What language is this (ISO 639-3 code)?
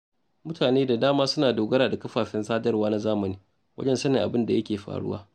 hau